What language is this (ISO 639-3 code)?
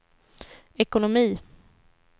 swe